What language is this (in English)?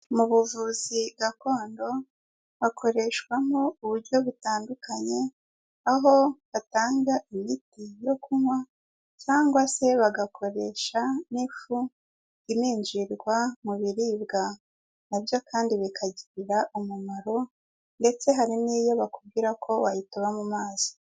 Kinyarwanda